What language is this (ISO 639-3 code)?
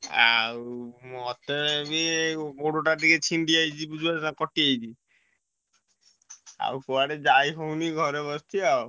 ori